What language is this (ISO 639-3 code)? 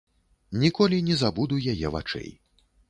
bel